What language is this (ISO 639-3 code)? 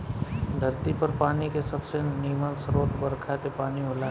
bho